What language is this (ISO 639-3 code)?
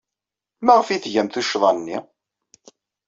kab